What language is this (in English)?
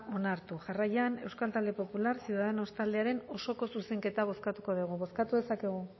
Basque